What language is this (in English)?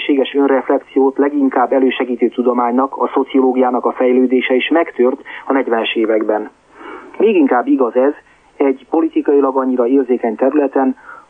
Hungarian